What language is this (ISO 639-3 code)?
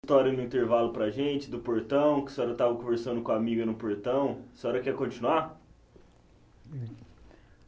por